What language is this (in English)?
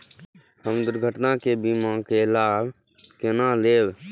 Maithili